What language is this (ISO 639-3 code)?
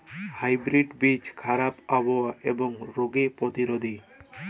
ben